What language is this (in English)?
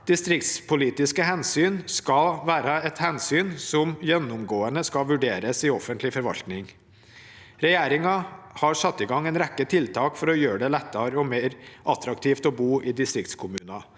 Norwegian